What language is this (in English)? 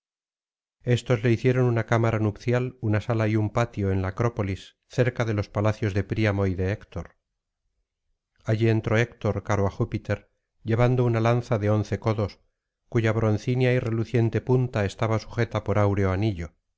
Spanish